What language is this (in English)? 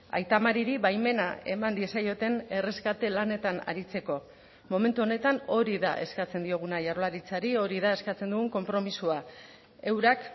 Basque